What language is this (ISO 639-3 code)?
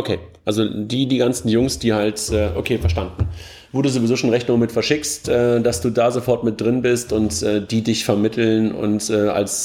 deu